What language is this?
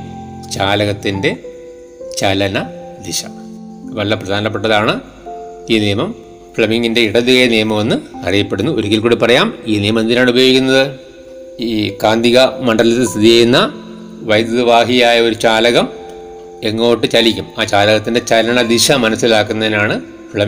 Malayalam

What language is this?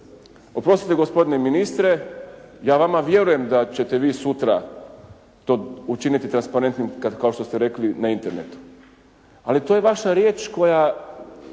Croatian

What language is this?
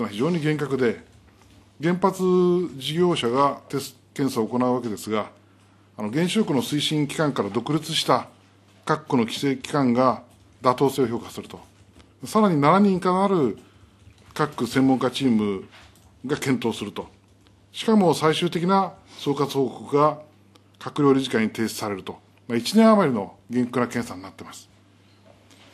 Japanese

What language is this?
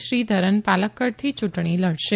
Gujarati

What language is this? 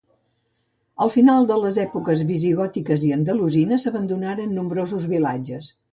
Catalan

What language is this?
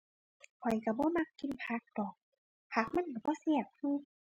Thai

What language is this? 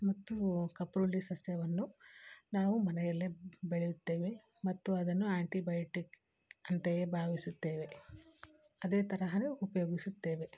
Kannada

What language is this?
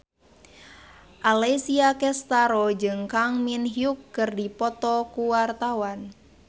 Sundanese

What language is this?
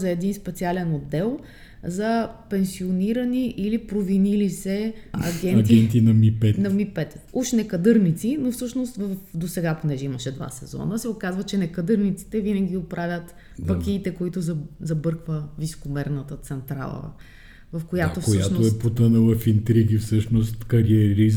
Bulgarian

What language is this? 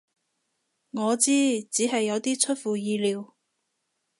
Cantonese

